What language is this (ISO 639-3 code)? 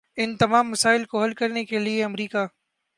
urd